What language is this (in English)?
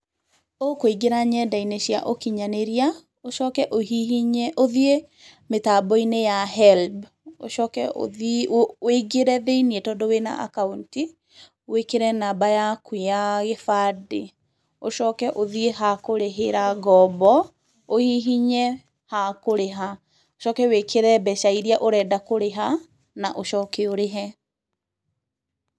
Kikuyu